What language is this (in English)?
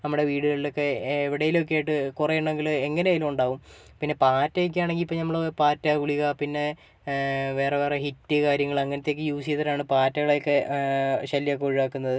Malayalam